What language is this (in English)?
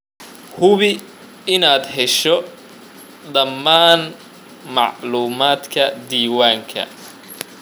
Somali